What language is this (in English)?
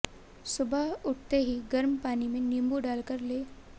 Hindi